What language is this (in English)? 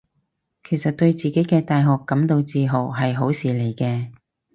Cantonese